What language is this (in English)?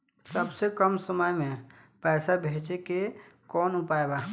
Bhojpuri